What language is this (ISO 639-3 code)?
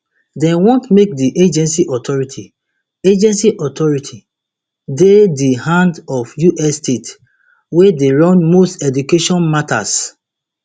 pcm